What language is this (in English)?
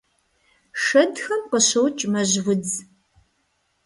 Kabardian